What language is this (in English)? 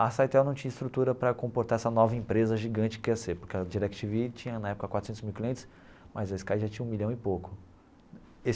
Portuguese